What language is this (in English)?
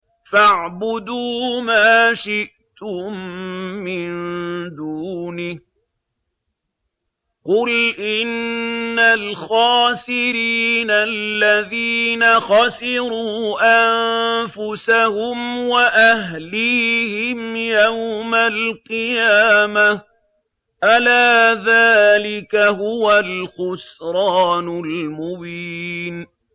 Arabic